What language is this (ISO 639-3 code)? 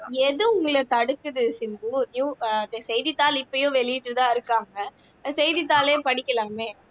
tam